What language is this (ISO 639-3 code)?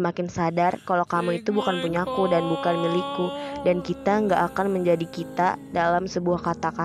ind